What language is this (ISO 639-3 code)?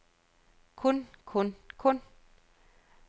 dan